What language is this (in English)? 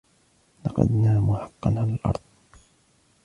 Arabic